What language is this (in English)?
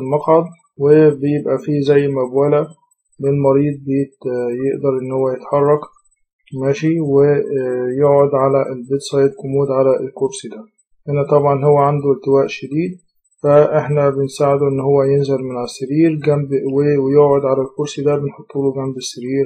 Arabic